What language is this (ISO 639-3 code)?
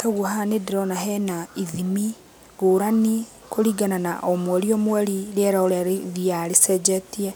kik